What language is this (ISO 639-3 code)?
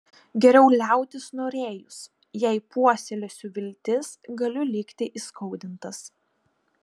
lit